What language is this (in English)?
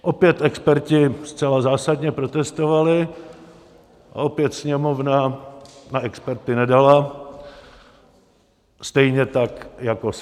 Czech